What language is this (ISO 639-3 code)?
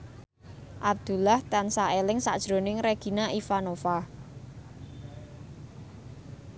jav